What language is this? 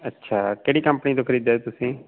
Punjabi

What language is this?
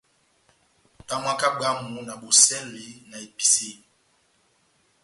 Batanga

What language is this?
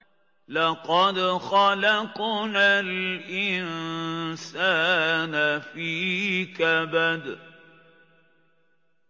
Arabic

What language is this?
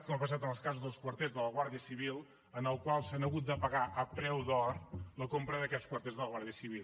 Catalan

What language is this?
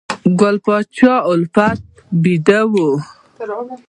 Pashto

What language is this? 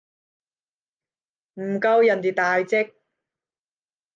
Cantonese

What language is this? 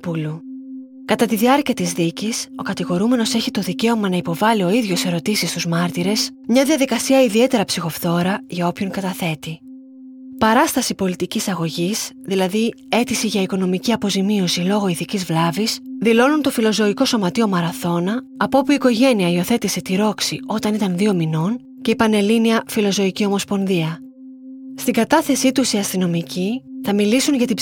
Greek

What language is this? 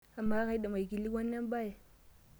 Masai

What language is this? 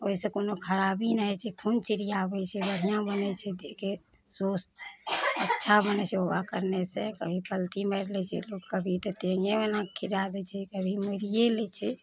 Maithili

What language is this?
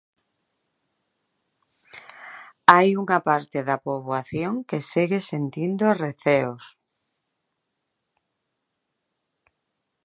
Galician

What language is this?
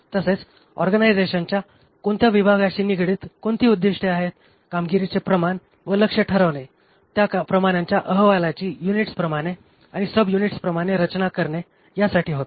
Marathi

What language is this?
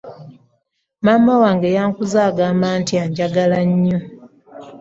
Ganda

